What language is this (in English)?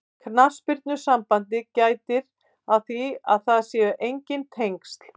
Icelandic